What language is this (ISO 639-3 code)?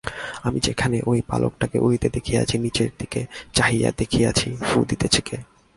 ben